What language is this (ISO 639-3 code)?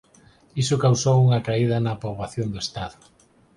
glg